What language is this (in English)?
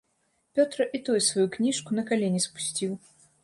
Belarusian